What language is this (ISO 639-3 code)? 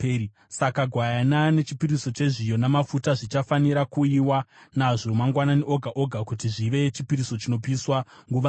sna